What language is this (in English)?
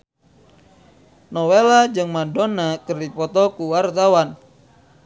Sundanese